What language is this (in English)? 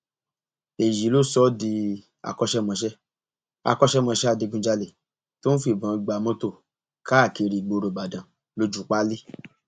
Yoruba